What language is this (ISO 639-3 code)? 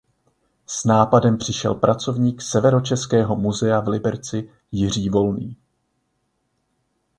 ces